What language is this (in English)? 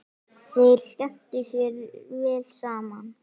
Icelandic